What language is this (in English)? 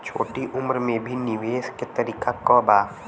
Bhojpuri